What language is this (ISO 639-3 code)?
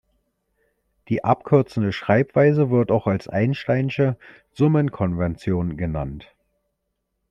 deu